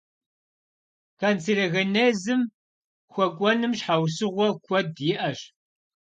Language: Kabardian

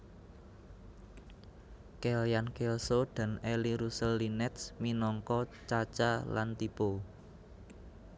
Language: Javanese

